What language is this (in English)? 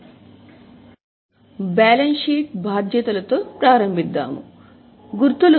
Telugu